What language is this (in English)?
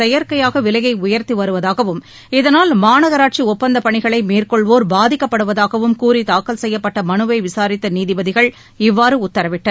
Tamil